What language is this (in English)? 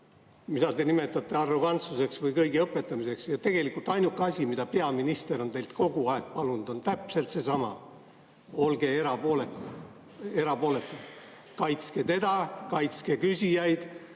Estonian